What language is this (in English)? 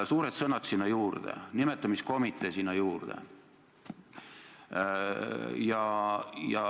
Estonian